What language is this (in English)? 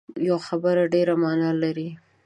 Pashto